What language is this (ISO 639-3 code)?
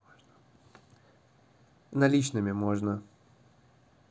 rus